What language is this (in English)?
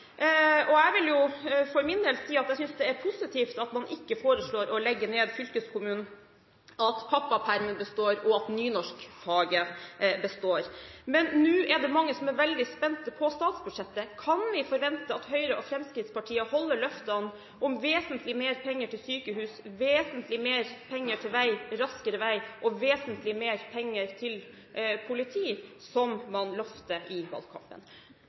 Norwegian Bokmål